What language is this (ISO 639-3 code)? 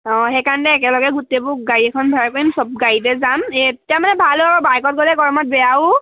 asm